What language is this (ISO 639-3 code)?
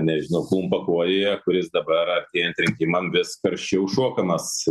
lit